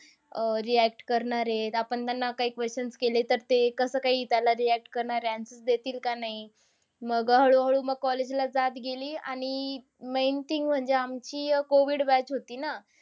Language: Marathi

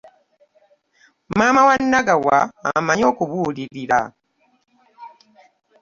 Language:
Ganda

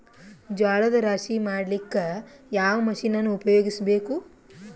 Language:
Kannada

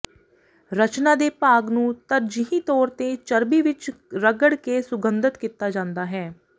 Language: Punjabi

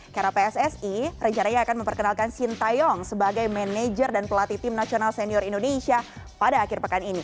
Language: Indonesian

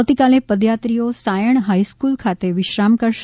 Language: Gujarati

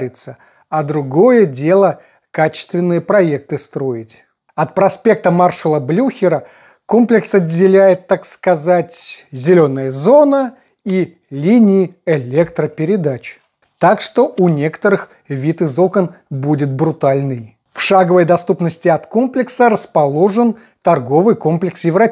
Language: Russian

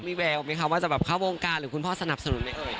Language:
Thai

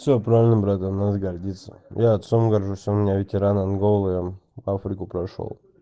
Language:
Russian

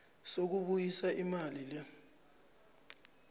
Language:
South Ndebele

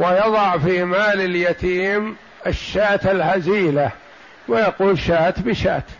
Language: Arabic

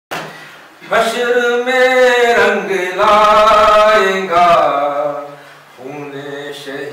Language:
Hindi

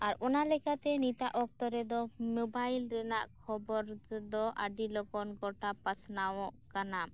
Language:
Santali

